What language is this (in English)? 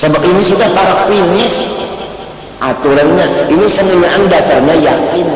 Indonesian